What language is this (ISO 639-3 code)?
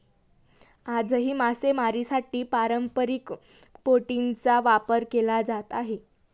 mar